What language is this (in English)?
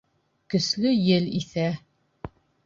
Bashkir